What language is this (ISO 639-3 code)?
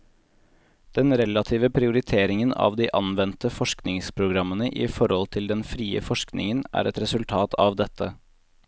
nor